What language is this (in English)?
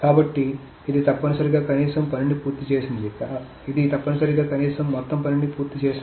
Telugu